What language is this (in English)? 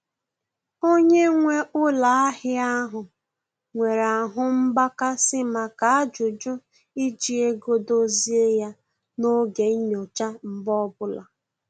Igbo